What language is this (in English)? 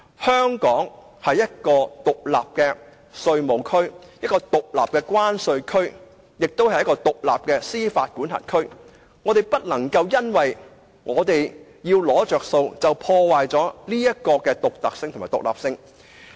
Cantonese